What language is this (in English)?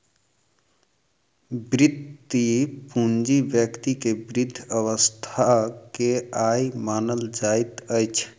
Maithili